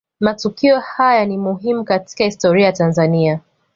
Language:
Swahili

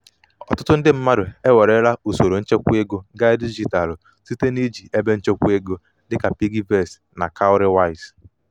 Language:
Igbo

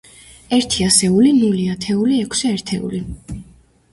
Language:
Georgian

